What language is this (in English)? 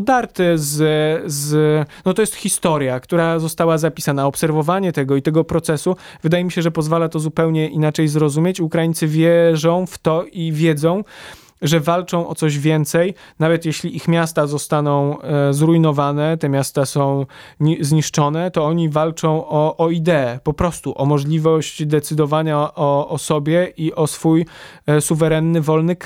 Polish